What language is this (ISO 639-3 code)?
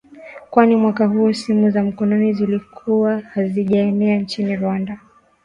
swa